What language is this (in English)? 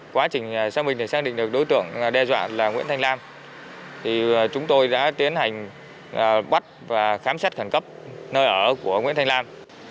Vietnamese